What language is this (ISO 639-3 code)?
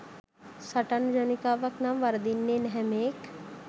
sin